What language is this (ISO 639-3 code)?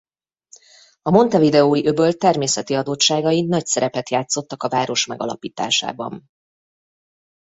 hun